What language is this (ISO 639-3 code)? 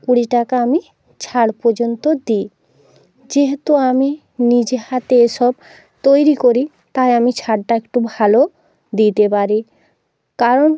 ben